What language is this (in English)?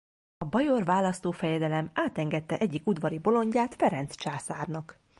Hungarian